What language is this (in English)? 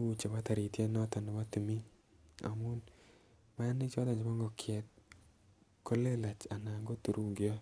Kalenjin